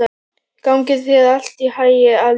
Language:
Icelandic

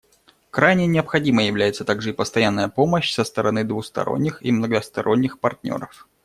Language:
Russian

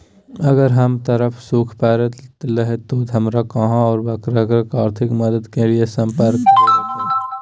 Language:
Magahi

